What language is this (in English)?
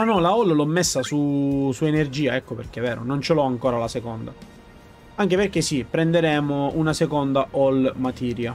Italian